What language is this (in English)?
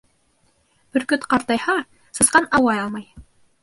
Bashkir